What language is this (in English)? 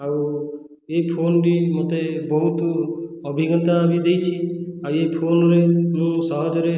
Odia